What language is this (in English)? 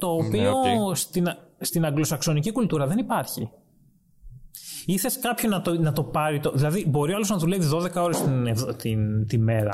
Greek